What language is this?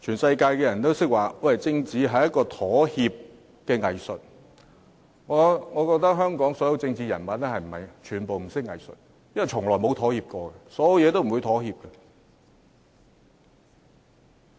Cantonese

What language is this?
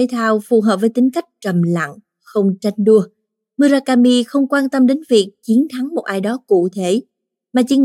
Vietnamese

